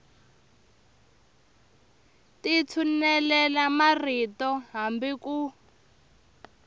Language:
Tsonga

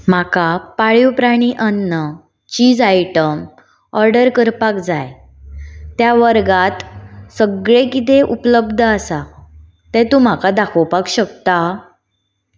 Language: Konkani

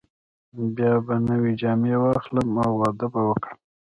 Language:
Pashto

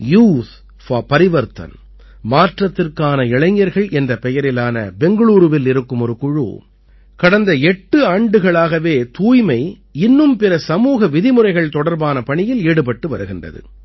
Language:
Tamil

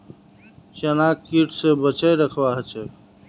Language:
Magahi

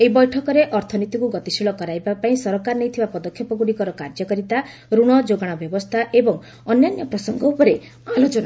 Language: Odia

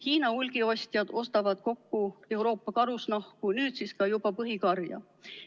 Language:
Estonian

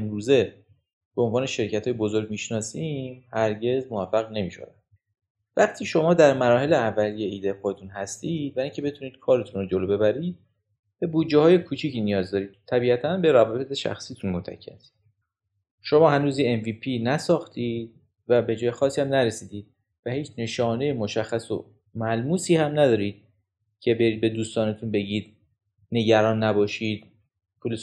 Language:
Persian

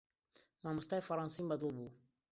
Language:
Central Kurdish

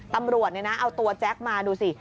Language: Thai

